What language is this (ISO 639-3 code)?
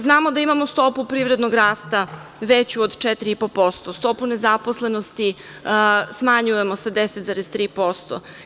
srp